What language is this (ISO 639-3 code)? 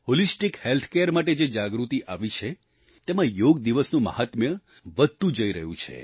guj